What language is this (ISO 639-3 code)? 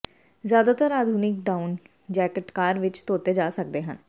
pan